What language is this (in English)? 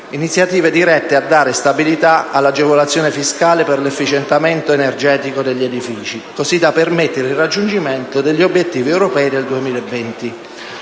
Italian